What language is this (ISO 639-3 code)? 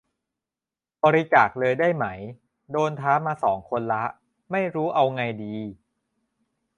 tha